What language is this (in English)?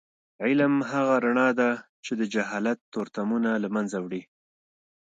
Pashto